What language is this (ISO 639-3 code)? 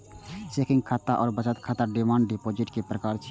mai